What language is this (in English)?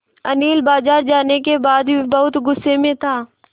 Hindi